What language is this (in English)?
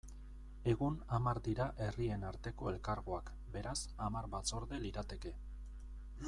Basque